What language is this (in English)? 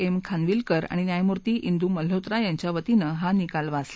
Marathi